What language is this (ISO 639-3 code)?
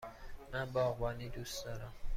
fas